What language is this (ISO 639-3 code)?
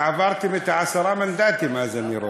heb